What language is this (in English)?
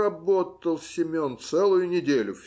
Russian